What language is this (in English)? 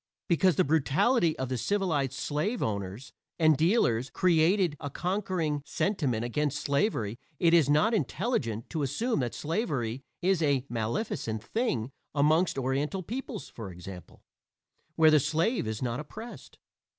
English